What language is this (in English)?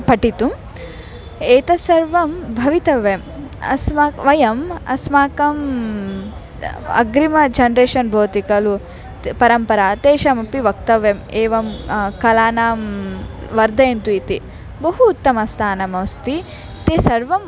Sanskrit